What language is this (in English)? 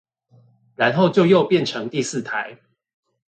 Chinese